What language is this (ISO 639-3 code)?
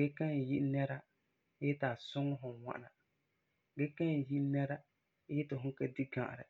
gur